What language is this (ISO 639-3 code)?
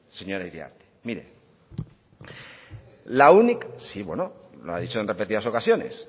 spa